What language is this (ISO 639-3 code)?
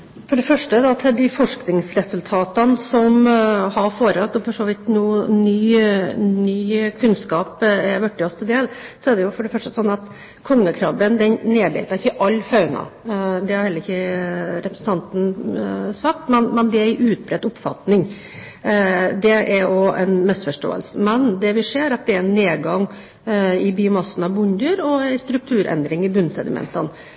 nor